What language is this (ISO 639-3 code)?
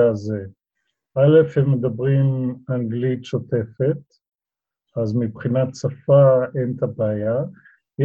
heb